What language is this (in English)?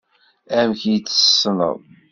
Kabyle